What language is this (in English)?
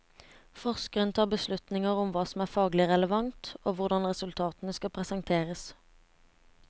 Norwegian